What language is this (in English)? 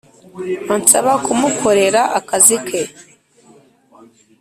Kinyarwanda